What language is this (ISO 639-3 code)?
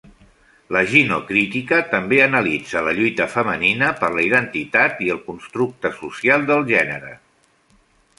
cat